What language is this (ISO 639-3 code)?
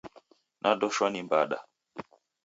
dav